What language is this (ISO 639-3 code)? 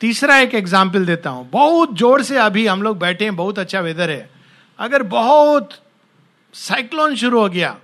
hin